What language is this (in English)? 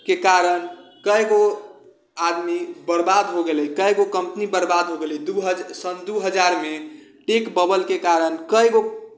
Maithili